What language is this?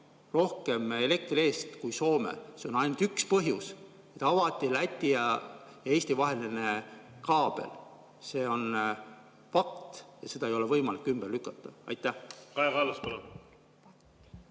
Estonian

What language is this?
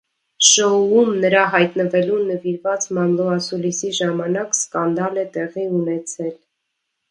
Armenian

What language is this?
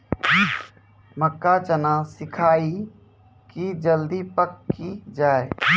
Maithili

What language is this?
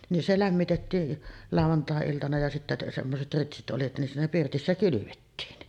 Finnish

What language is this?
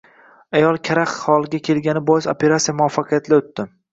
Uzbek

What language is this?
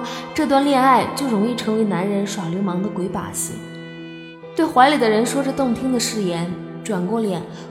Chinese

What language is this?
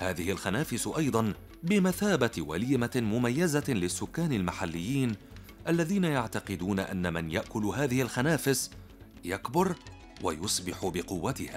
Arabic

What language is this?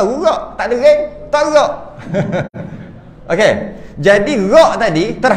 Malay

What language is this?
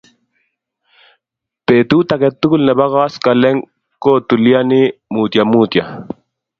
Kalenjin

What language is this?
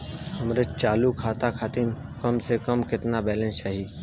Bhojpuri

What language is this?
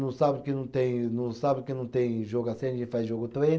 Portuguese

